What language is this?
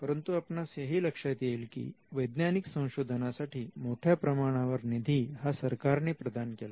Marathi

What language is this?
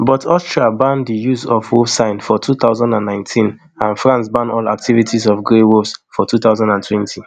Nigerian Pidgin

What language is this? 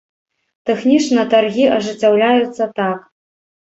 Belarusian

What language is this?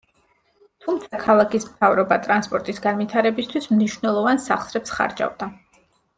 Georgian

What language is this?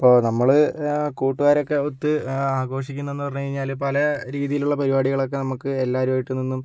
Malayalam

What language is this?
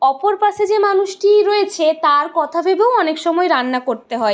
Bangla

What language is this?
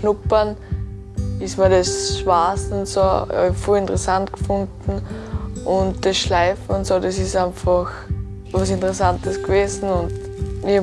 German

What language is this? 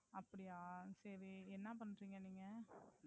Tamil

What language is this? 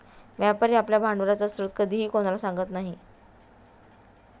Marathi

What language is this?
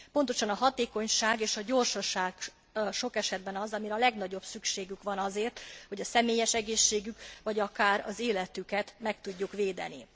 Hungarian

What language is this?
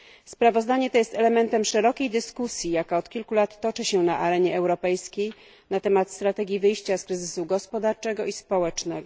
Polish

